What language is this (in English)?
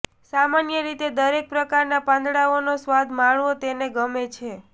Gujarati